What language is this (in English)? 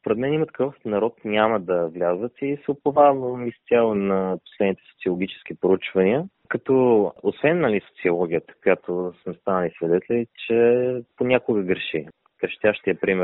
Bulgarian